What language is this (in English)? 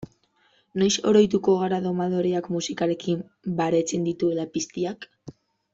Basque